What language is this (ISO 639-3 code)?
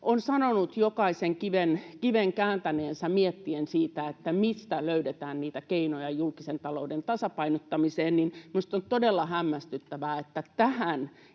fin